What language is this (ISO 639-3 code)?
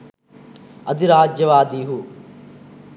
sin